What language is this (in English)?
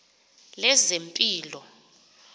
Xhosa